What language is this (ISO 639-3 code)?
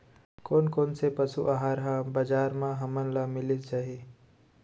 hne